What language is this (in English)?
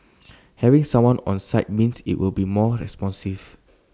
English